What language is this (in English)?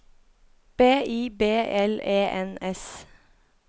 Norwegian